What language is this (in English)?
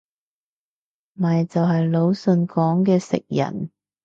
Cantonese